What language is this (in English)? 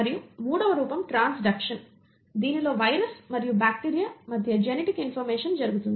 Telugu